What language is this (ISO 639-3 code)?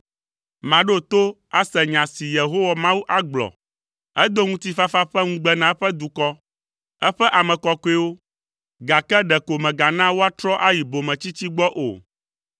ewe